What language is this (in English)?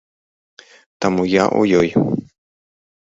Belarusian